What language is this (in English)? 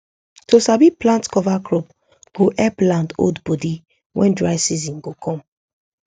Nigerian Pidgin